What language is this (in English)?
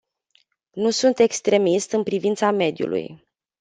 Romanian